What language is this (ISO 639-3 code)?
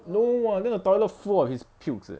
eng